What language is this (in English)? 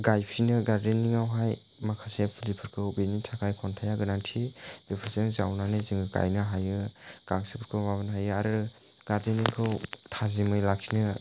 Bodo